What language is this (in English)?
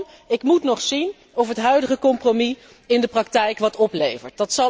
Dutch